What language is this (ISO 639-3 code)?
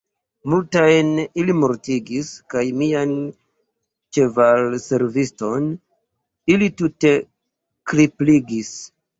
epo